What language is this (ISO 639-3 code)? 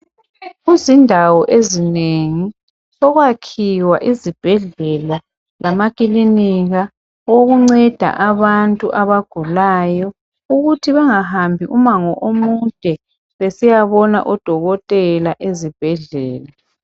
nde